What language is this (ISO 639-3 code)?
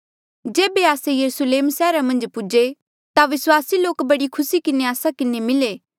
mjl